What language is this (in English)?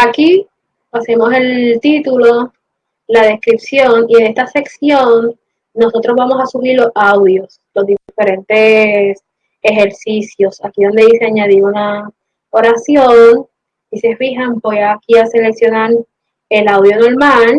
Spanish